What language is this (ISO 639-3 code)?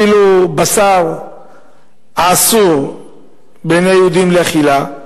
heb